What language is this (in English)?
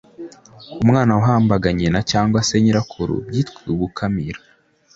Kinyarwanda